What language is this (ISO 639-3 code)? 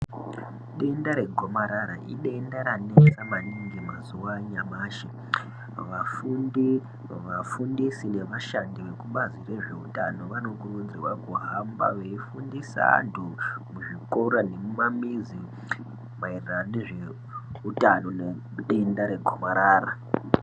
ndc